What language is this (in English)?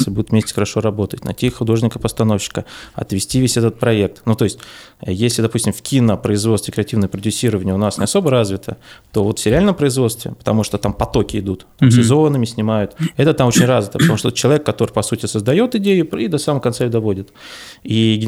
Russian